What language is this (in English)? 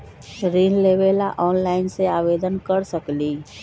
Magahi